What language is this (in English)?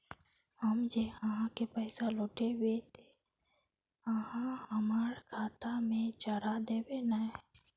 Magahi